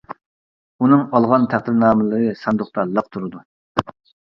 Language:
Uyghur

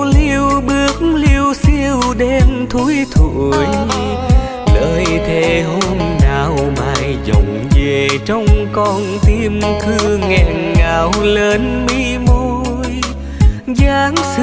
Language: Vietnamese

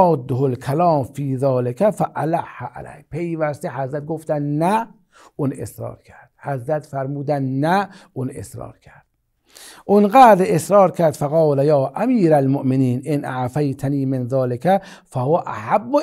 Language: Persian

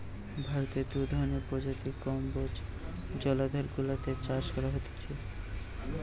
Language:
Bangla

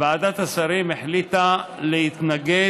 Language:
Hebrew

